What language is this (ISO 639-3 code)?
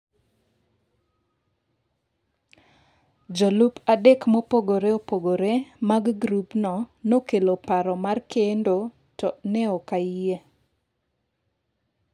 luo